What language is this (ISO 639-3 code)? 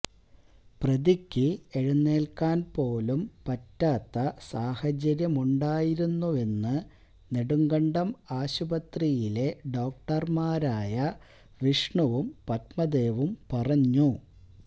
mal